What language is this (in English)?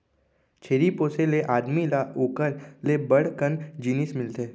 Chhattisgarhi